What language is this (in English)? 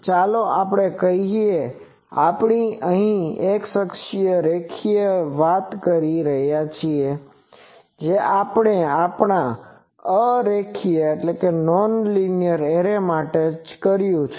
Gujarati